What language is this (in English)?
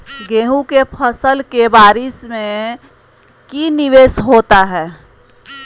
Magahi